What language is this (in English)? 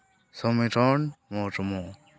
Santali